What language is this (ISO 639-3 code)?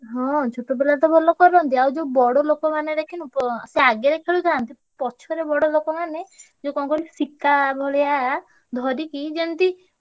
ori